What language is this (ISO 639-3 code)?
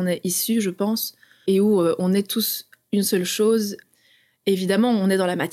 fra